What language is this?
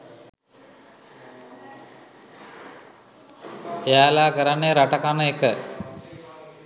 Sinhala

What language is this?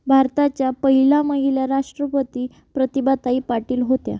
Marathi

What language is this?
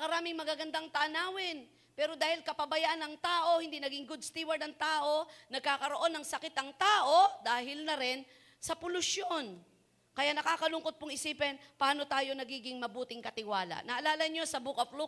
Filipino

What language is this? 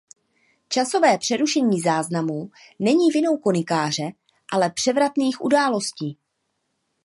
Czech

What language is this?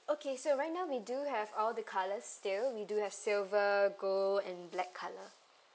English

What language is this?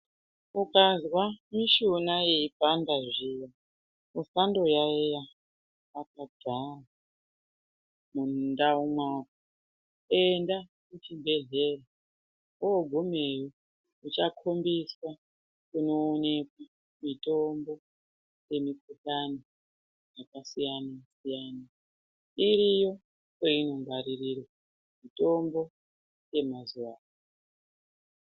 Ndau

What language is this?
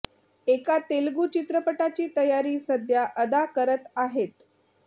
Marathi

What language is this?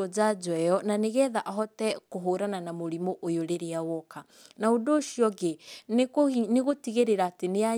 Kikuyu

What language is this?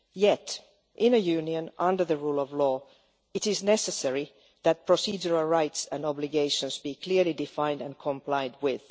English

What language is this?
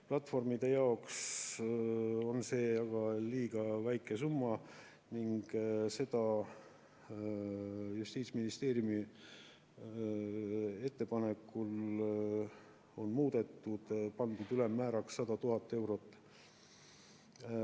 Estonian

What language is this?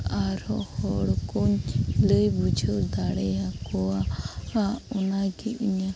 Santali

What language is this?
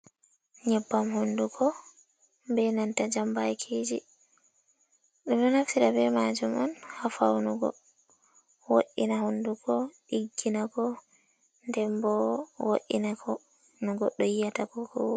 Fula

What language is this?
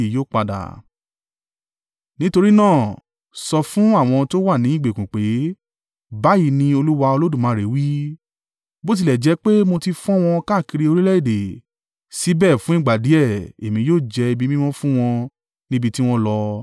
Yoruba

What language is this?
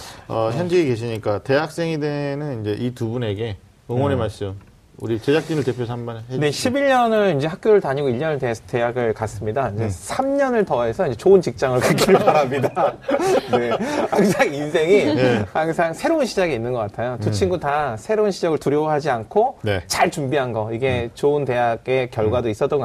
Korean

